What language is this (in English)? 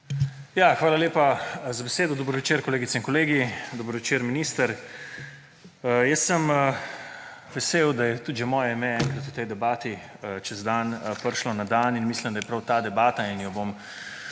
Slovenian